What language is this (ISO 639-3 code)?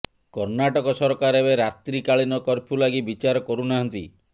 ori